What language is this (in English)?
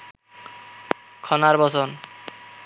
Bangla